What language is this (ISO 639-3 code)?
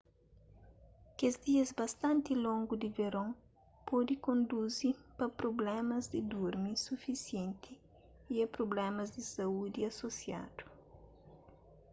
kea